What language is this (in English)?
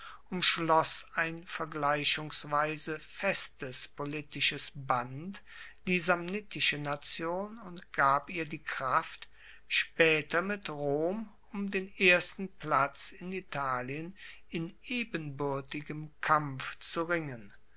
German